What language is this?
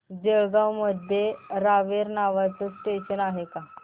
Marathi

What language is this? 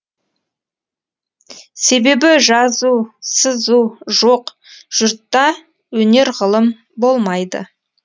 Kazakh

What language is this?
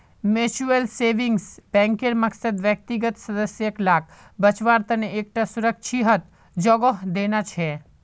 Magahi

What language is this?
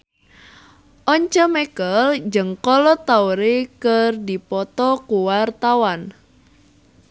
Sundanese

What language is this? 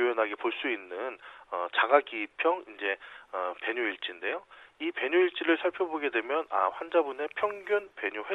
Korean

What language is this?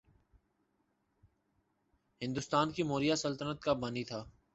Urdu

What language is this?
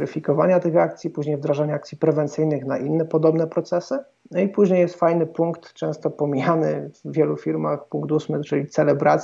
Polish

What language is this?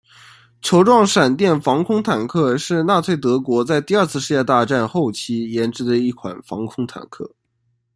Chinese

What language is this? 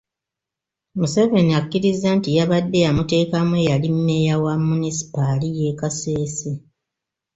Ganda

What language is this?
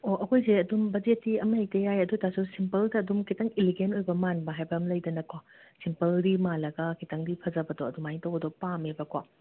Manipuri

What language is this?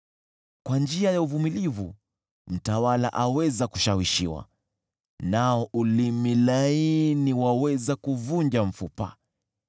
Swahili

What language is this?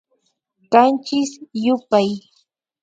Imbabura Highland Quichua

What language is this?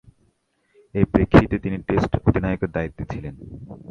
Bangla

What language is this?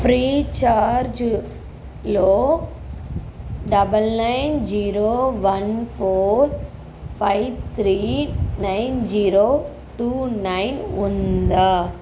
Telugu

